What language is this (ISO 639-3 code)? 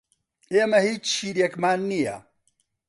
ckb